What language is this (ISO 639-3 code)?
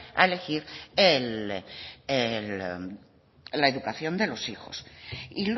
spa